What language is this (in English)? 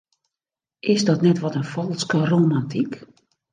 Western Frisian